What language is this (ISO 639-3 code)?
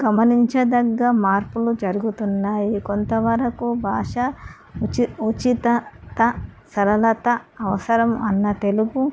tel